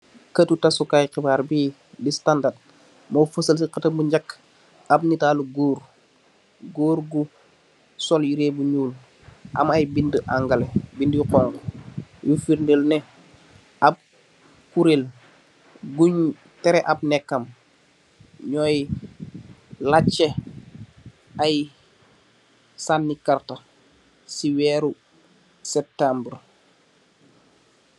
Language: Wolof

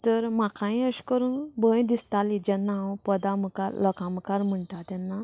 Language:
Konkani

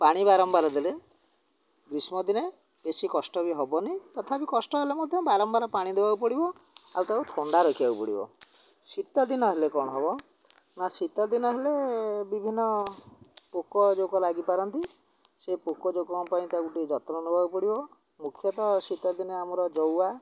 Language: Odia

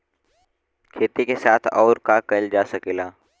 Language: Bhojpuri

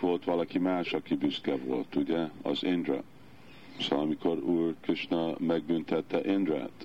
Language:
Hungarian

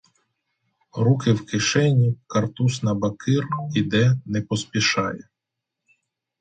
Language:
Ukrainian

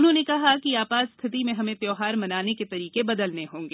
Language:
Hindi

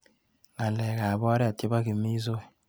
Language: Kalenjin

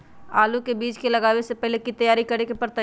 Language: Magahi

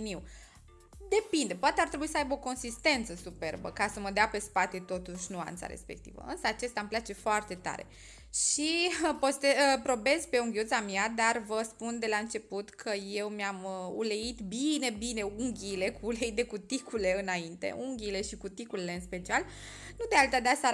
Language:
Romanian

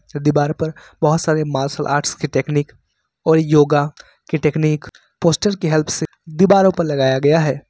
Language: Hindi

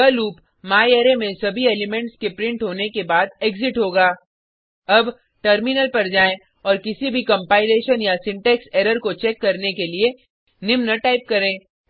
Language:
Hindi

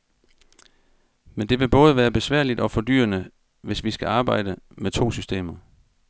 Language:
Danish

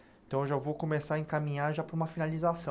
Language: Portuguese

